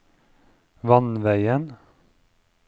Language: Norwegian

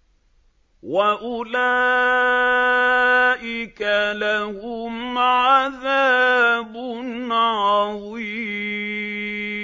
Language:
Arabic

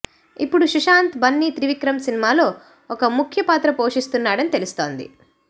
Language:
Telugu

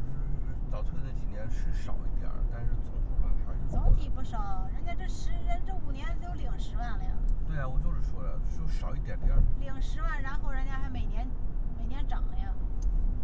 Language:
Chinese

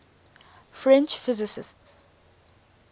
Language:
English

